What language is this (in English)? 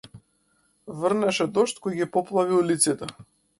Macedonian